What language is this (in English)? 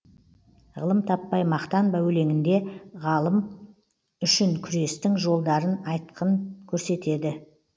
Kazakh